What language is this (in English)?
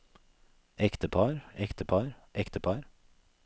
Norwegian